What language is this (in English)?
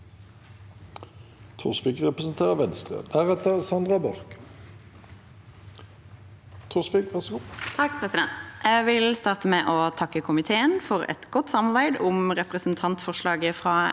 Norwegian